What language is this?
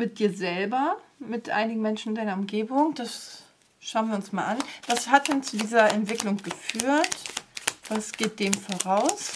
German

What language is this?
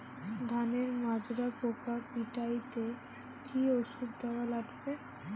Bangla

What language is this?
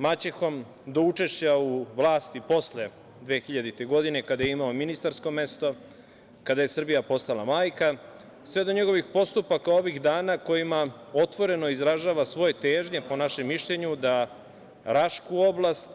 Serbian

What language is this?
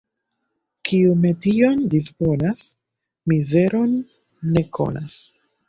Esperanto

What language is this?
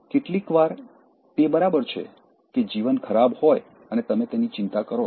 Gujarati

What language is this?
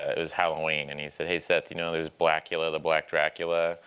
English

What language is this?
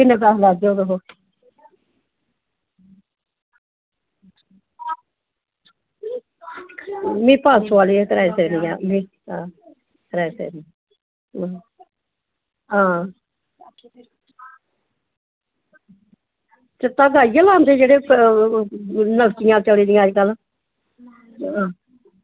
Dogri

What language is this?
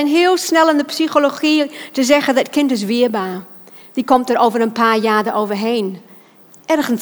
Dutch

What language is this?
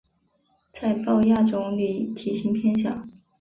Chinese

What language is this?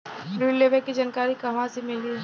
Bhojpuri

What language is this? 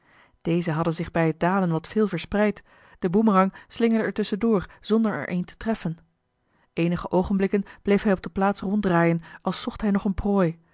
Dutch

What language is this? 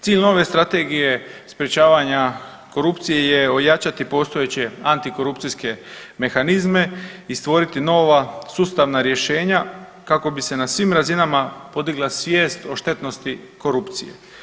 Croatian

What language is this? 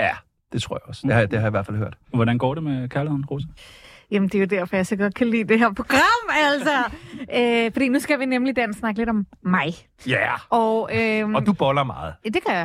Danish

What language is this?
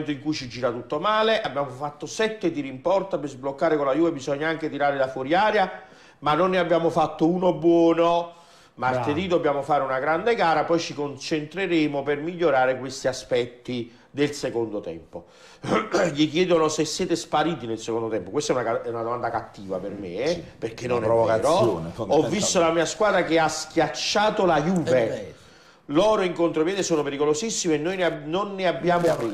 Italian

